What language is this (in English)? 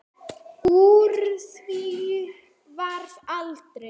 Icelandic